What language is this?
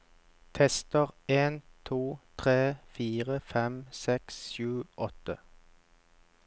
Norwegian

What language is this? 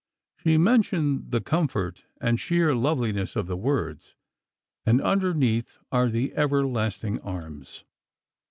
English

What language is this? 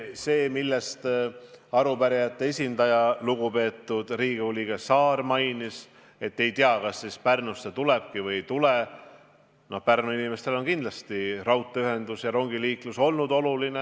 Estonian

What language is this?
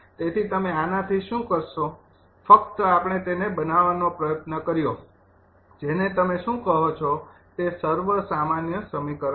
Gujarati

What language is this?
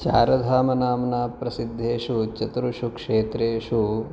Sanskrit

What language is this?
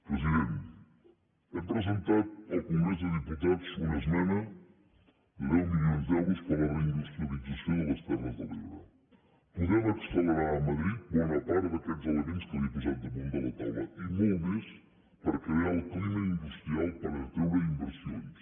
Catalan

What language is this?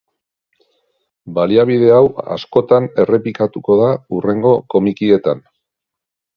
Basque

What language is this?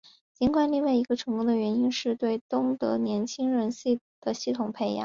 Chinese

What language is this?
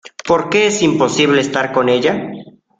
Spanish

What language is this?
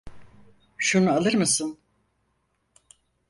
Turkish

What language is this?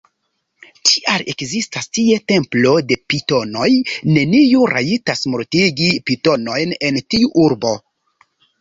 Esperanto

